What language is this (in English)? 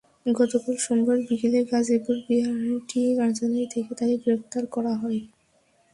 Bangla